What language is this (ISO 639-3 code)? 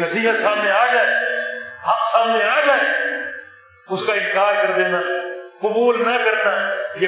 urd